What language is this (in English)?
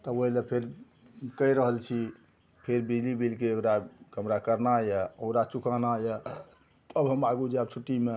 Maithili